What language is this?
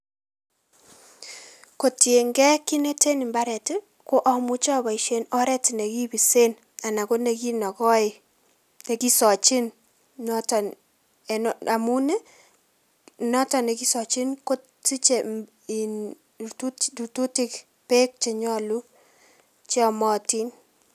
Kalenjin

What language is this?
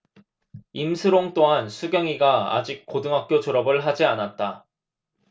Korean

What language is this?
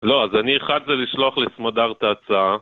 Hebrew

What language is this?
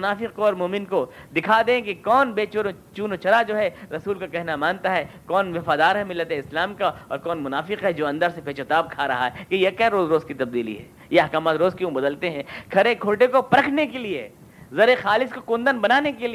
Urdu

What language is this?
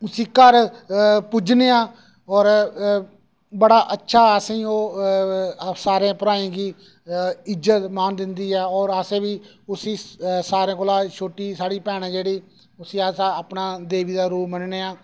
Dogri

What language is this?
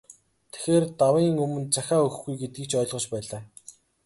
Mongolian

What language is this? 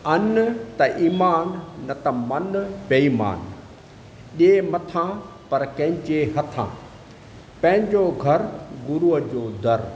Sindhi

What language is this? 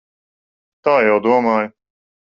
Latvian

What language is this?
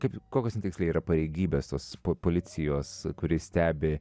Lithuanian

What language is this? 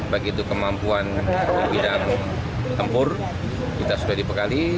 Indonesian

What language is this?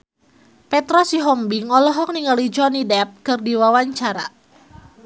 Sundanese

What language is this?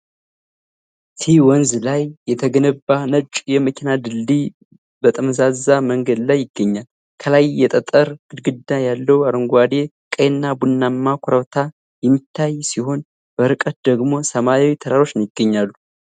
Amharic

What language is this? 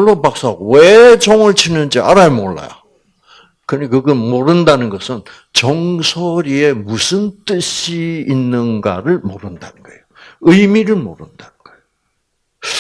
Korean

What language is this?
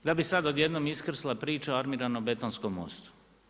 Croatian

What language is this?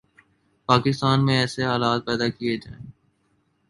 Urdu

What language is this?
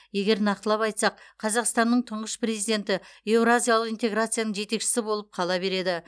Kazakh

